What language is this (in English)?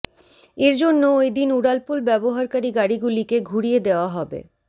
Bangla